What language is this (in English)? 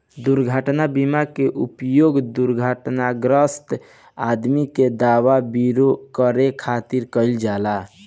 Bhojpuri